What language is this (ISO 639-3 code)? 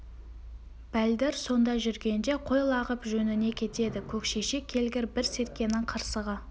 kaz